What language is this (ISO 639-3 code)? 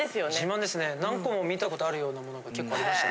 jpn